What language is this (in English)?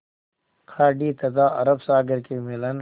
Hindi